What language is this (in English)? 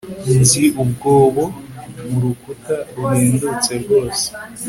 Kinyarwanda